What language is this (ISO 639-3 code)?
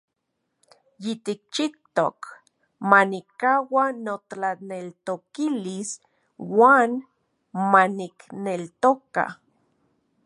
ncx